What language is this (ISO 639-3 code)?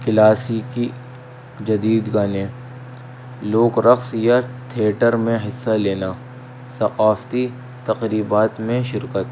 urd